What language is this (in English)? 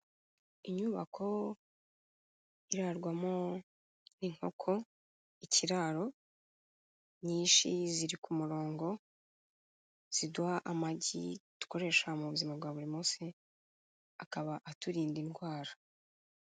Kinyarwanda